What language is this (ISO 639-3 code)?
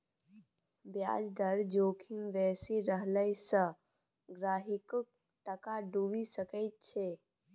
mai